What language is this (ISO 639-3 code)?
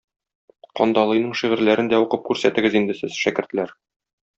tat